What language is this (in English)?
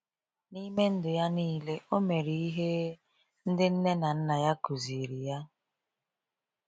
Igbo